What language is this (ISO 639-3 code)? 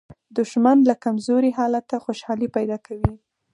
pus